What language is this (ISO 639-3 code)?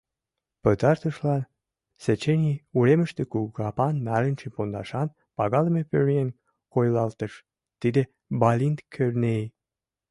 chm